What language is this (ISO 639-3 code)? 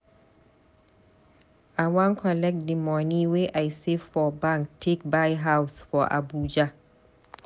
pcm